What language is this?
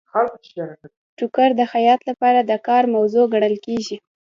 Pashto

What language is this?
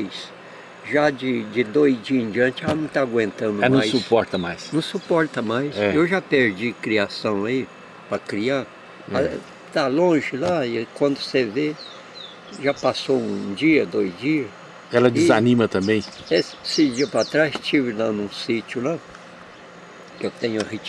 Portuguese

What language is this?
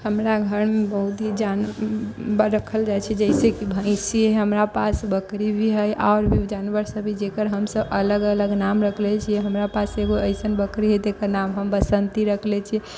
Maithili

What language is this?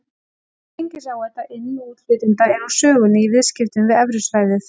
Icelandic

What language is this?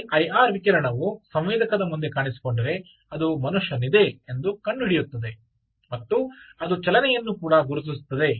Kannada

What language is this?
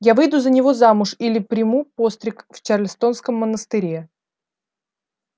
Russian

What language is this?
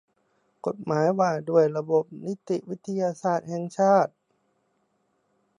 Thai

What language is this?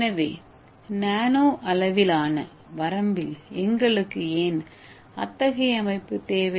Tamil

